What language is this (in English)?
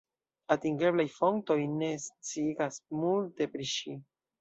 Esperanto